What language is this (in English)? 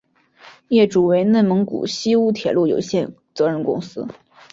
Chinese